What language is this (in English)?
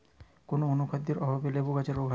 Bangla